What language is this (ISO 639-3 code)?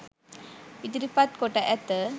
sin